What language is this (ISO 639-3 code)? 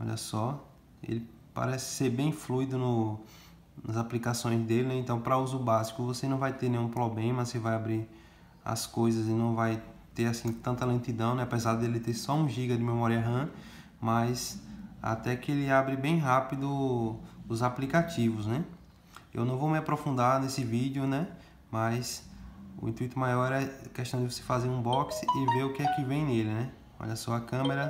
por